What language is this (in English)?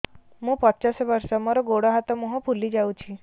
Odia